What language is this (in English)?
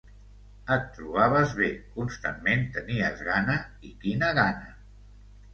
Catalan